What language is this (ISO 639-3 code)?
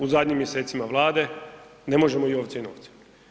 hrv